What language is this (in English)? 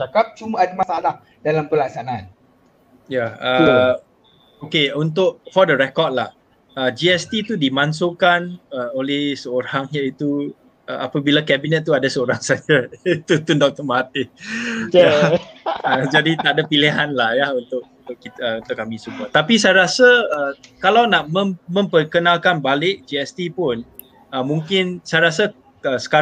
Malay